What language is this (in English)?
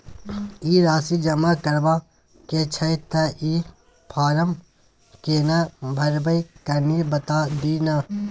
Maithili